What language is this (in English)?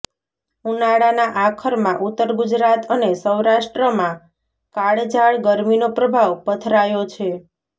Gujarati